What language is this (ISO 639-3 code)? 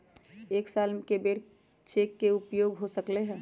mag